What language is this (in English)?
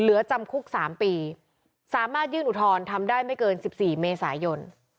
Thai